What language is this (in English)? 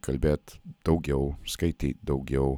Lithuanian